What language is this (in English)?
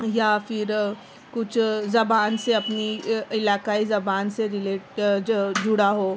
Urdu